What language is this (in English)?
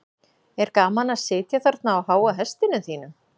Icelandic